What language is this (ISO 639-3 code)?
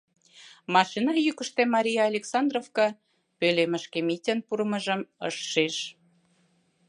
chm